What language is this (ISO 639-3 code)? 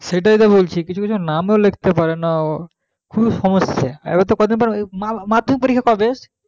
ben